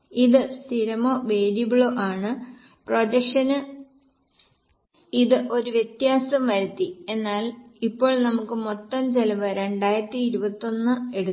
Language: Malayalam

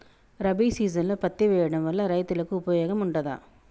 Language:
Telugu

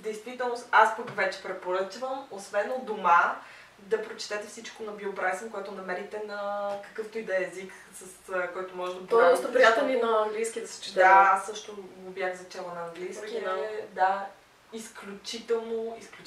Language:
Bulgarian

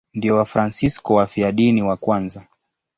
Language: Swahili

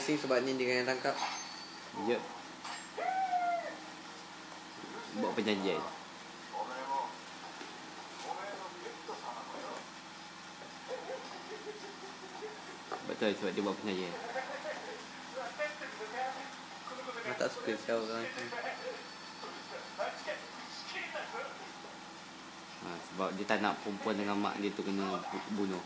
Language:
Malay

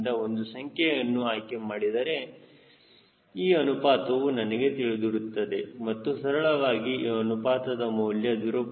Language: Kannada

